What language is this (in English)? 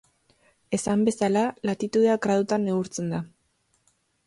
Basque